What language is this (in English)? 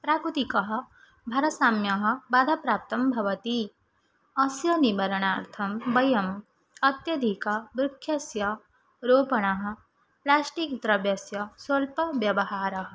Sanskrit